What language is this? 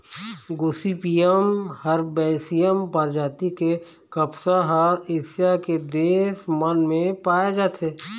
Chhattisgarhi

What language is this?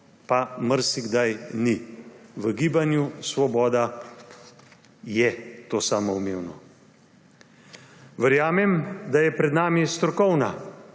Slovenian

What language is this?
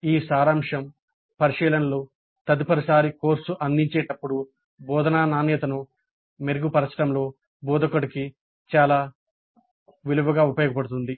Telugu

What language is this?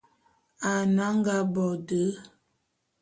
Bulu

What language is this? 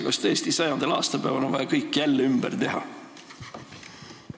Estonian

